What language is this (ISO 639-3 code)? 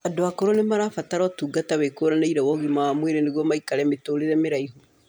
kik